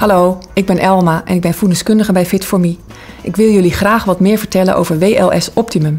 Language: Dutch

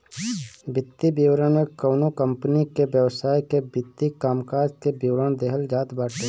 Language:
Bhojpuri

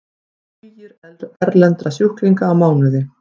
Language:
Icelandic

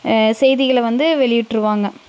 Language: Tamil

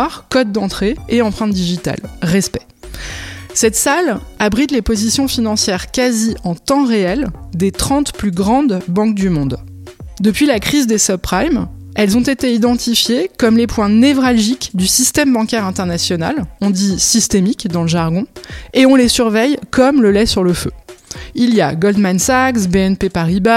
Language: French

